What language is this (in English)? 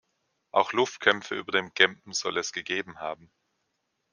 German